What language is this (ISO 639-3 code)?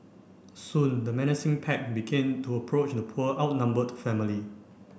eng